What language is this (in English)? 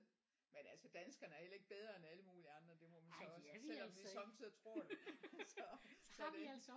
Danish